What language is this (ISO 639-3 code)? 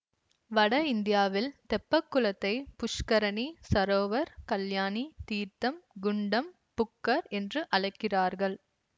tam